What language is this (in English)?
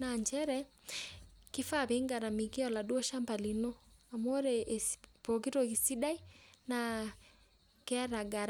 Masai